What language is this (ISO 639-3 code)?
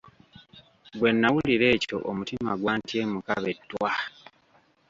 lug